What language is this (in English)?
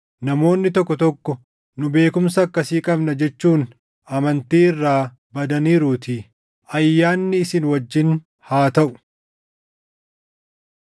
Oromo